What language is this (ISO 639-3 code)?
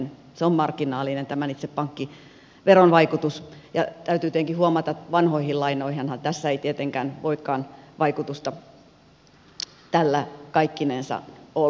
fin